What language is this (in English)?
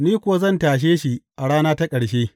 Hausa